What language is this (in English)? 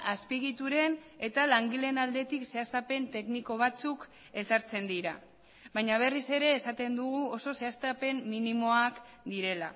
Basque